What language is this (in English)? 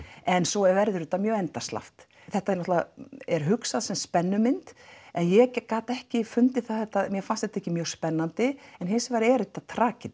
Icelandic